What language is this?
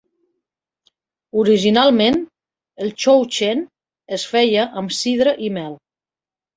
Catalan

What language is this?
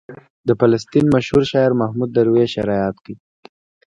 Pashto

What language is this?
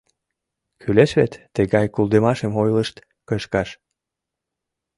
Mari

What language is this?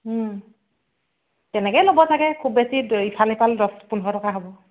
Assamese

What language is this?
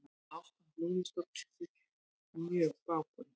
Icelandic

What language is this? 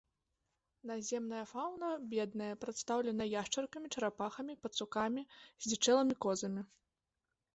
Belarusian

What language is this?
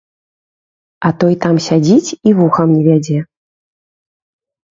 Belarusian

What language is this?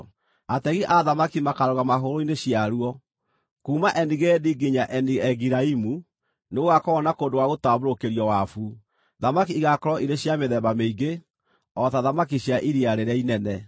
Kikuyu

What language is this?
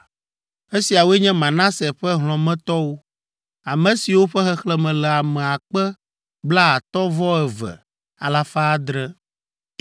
Ewe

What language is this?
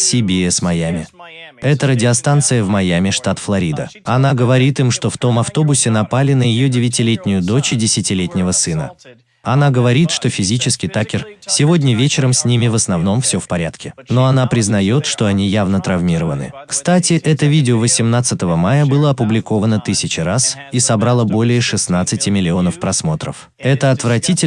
Russian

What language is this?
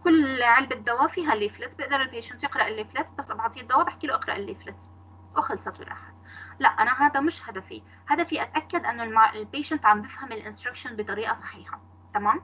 Arabic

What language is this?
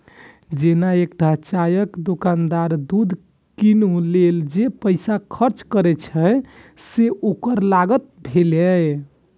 Maithili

